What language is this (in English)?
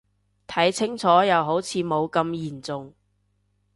Cantonese